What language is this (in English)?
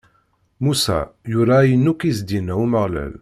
Kabyle